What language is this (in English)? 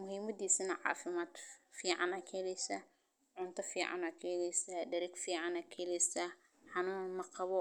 Somali